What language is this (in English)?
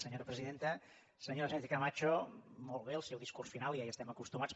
Catalan